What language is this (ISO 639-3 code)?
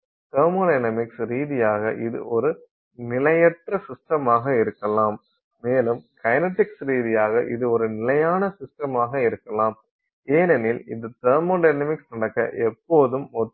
tam